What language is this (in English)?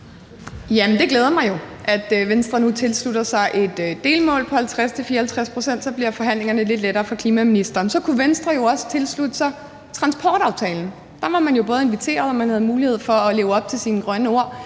Danish